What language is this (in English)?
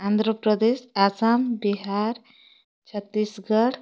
Odia